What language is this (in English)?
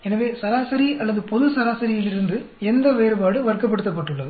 Tamil